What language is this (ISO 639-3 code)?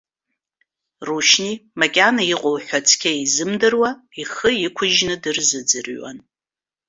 abk